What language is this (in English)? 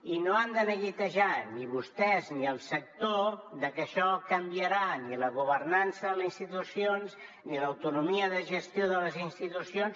Catalan